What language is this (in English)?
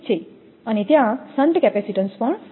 Gujarati